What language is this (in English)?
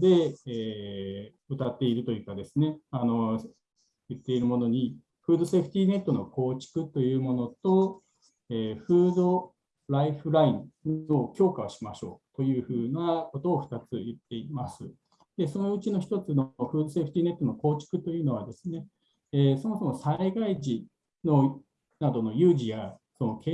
Japanese